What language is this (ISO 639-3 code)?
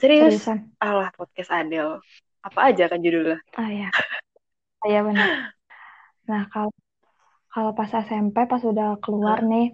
ind